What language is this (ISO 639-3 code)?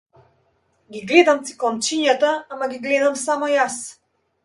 mkd